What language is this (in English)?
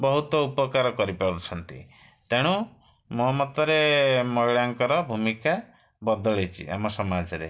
Odia